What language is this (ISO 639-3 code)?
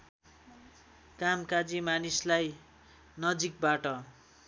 nep